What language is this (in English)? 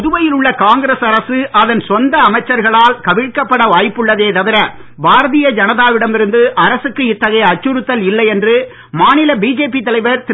Tamil